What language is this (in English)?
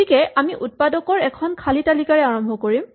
Assamese